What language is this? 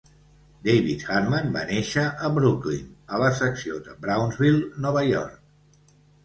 Catalan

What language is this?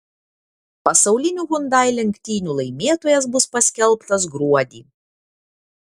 Lithuanian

